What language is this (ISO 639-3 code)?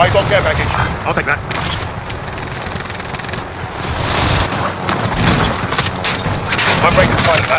eng